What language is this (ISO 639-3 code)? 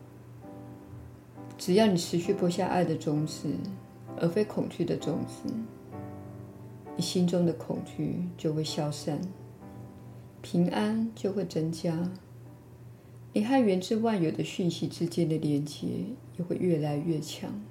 zho